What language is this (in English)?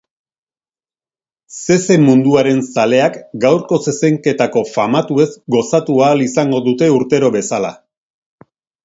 Basque